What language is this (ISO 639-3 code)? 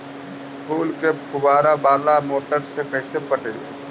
mag